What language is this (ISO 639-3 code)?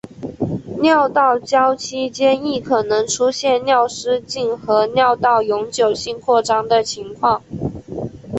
zho